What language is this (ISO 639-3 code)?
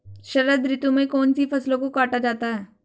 hin